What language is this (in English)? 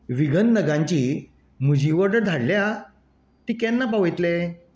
Konkani